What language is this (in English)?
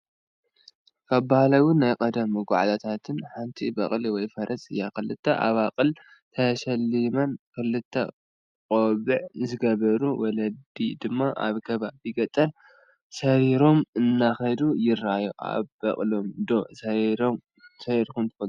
Tigrinya